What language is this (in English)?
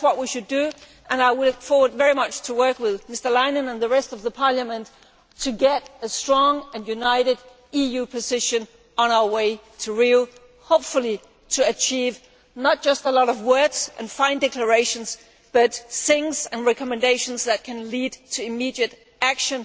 English